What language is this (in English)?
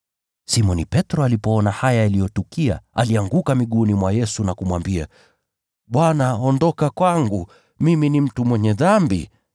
Swahili